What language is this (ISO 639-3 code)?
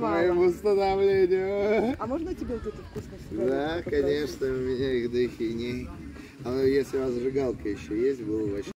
rus